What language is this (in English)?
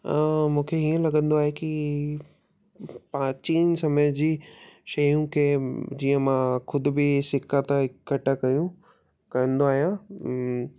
Sindhi